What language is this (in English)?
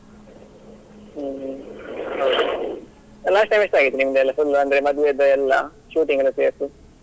Kannada